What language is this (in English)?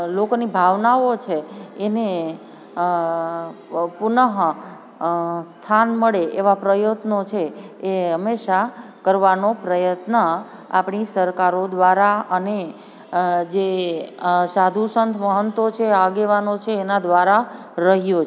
Gujarati